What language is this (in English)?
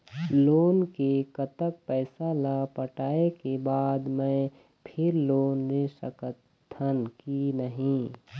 Chhattisgarhi